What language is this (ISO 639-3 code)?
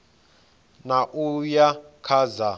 ven